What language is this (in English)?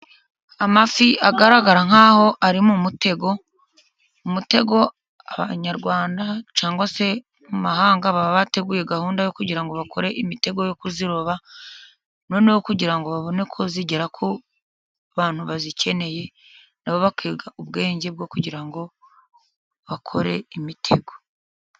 Kinyarwanda